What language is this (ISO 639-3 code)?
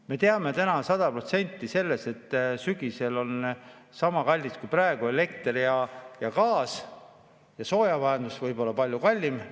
est